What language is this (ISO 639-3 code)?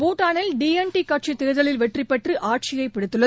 tam